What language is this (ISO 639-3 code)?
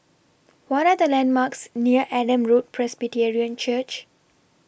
eng